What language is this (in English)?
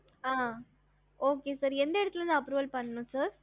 Tamil